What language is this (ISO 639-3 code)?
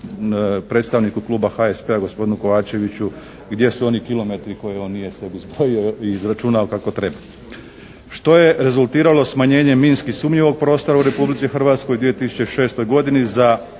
hrv